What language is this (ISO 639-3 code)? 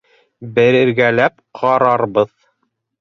bak